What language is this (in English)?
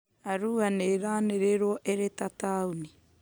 Kikuyu